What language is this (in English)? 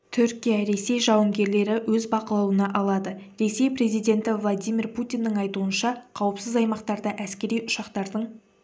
Kazakh